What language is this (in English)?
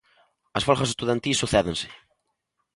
Galician